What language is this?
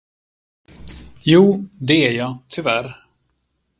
Swedish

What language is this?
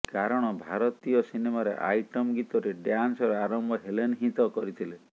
Odia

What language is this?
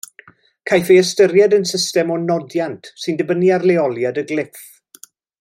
Welsh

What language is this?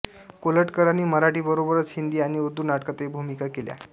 Marathi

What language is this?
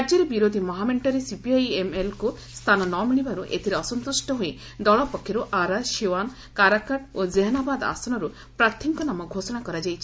Odia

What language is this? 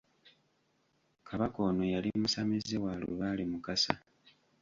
Ganda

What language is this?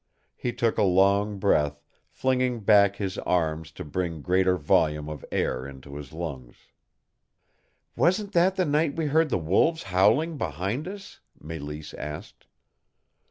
English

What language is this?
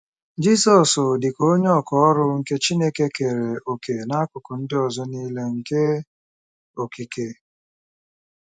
Igbo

